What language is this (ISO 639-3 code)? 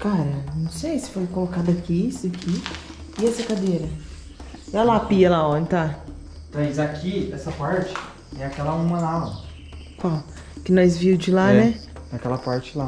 por